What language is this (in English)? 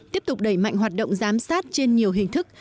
Vietnamese